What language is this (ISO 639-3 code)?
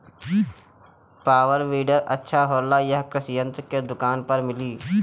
bho